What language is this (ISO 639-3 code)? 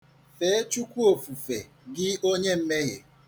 ibo